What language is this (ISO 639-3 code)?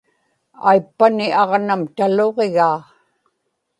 ipk